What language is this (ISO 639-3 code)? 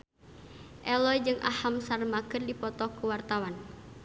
sun